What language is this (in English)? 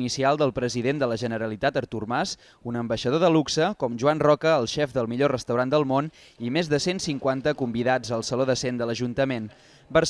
Catalan